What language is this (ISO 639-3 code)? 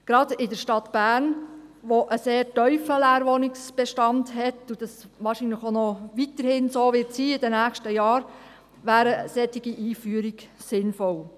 gsw